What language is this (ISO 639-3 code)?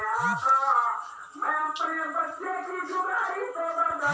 mag